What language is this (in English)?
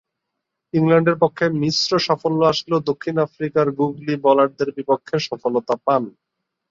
Bangla